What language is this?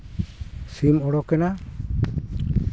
Santali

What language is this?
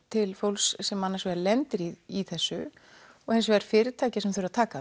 Icelandic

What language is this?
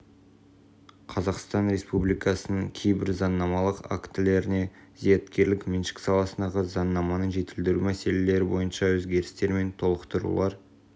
Kazakh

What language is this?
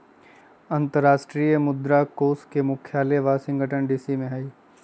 Magahi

